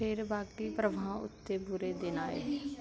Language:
Punjabi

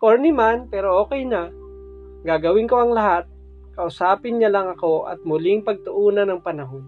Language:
Filipino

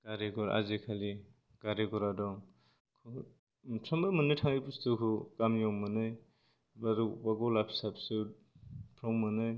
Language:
Bodo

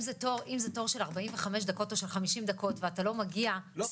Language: Hebrew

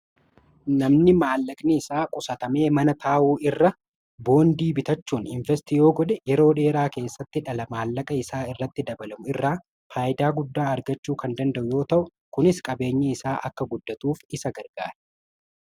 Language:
Oromo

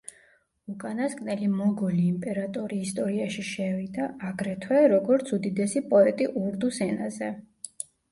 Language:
Georgian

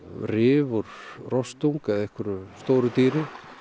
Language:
Icelandic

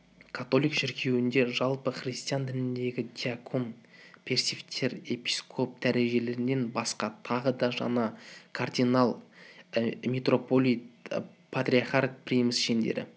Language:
Kazakh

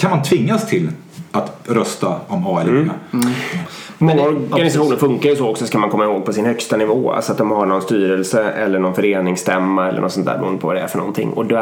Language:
Swedish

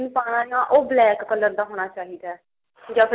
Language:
Punjabi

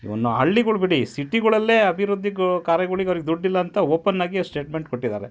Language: Kannada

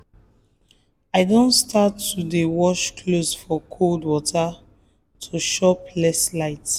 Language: Nigerian Pidgin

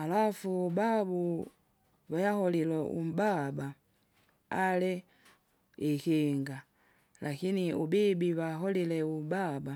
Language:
Kinga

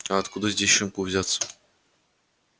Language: Russian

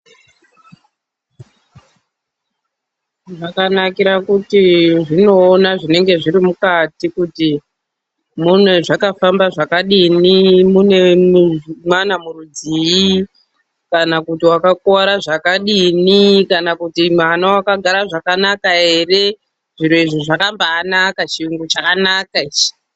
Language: Ndau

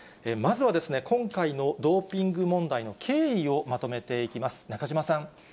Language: Japanese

